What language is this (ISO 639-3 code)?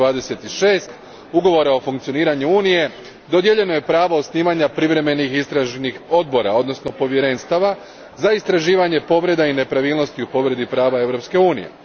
hrv